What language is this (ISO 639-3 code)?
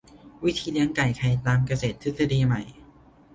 tha